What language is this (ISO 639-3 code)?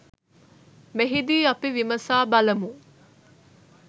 sin